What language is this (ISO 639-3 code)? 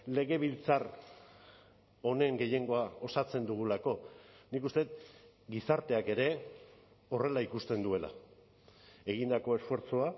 eus